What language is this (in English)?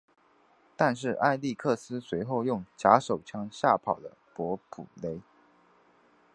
Chinese